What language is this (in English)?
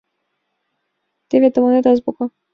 Mari